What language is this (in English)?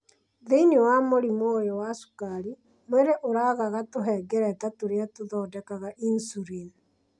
Kikuyu